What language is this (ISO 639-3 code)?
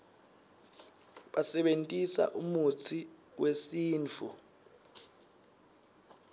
ssw